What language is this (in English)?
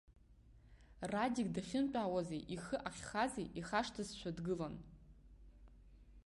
Abkhazian